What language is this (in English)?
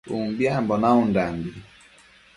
Matsés